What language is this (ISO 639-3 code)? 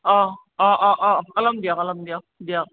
asm